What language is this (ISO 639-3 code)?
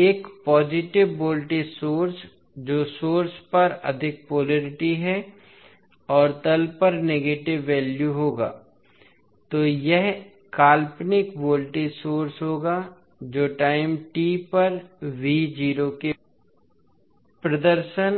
hin